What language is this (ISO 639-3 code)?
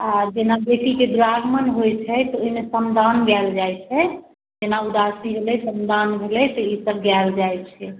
mai